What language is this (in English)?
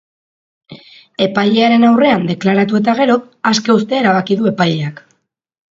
Basque